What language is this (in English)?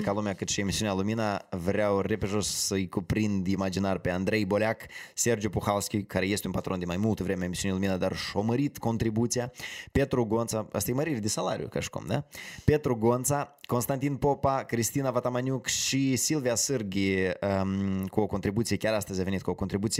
Romanian